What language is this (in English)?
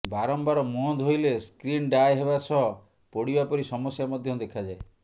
Odia